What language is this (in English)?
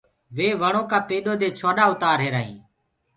Gurgula